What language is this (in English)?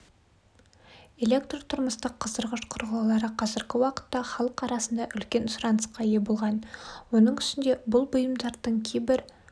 Kazakh